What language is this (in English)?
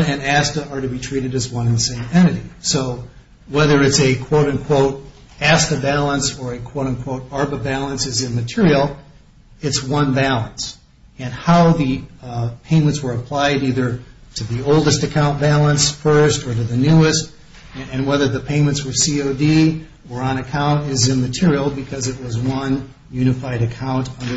English